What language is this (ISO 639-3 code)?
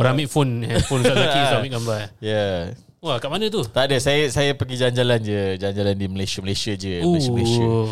msa